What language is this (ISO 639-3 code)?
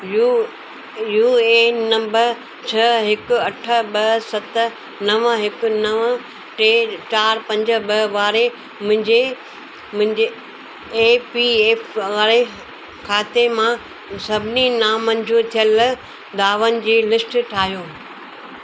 snd